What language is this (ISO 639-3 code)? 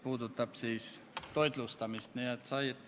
est